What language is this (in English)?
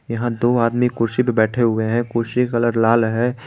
Hindi